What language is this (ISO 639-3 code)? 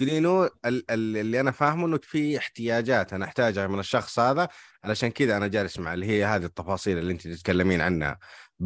ara